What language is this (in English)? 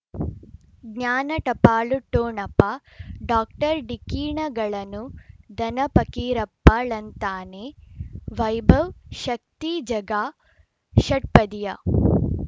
Kannada